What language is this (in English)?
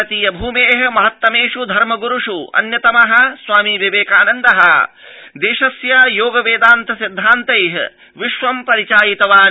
Sanskrit